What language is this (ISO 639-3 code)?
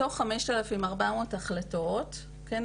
heb